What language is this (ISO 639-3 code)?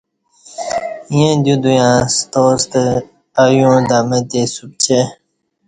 bsh